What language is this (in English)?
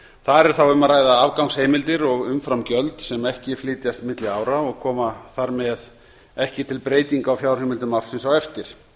Icelandic